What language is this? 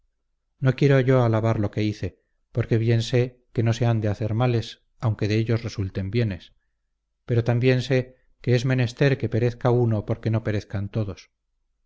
Spanish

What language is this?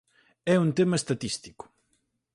Galician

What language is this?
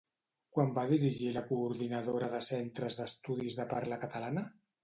Catalan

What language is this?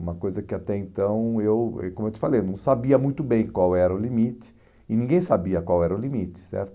Portuguese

